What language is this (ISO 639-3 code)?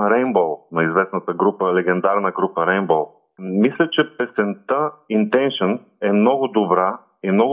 bul